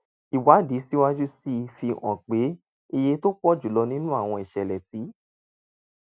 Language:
Yoruba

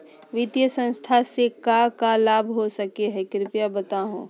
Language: Magahi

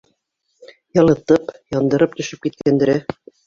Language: Bashkir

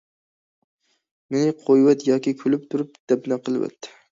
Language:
Uyghur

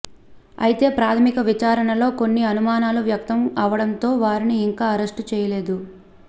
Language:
Telugu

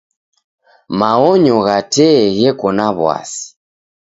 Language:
Taita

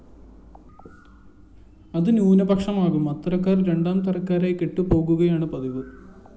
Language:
Malayalam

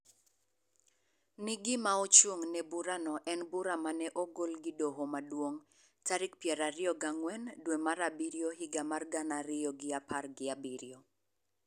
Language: Luo (Kenya and Tanzania)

